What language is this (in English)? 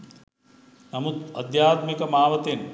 Sinhala